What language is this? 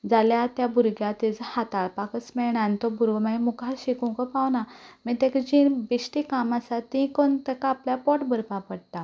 Konkani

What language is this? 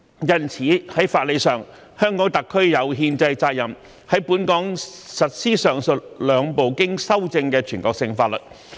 Cantonese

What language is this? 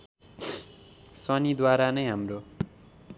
Nepali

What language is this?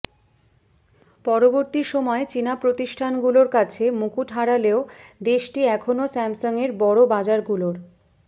Bangla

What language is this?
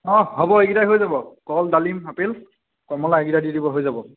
Assamese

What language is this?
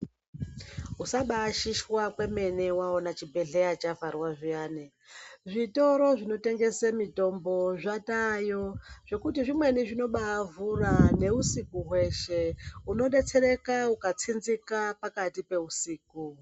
Ndau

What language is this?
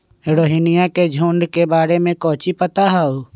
Magahi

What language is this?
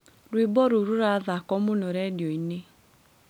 Kikuyu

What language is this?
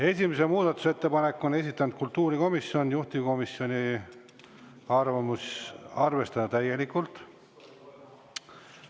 Estonian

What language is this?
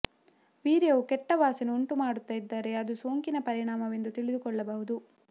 Kannada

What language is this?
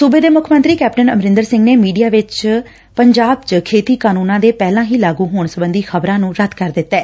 Punjabi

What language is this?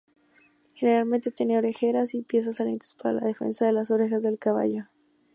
Spanish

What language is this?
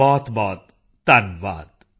Punjabi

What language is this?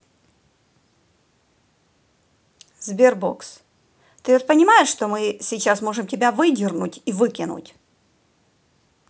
Russian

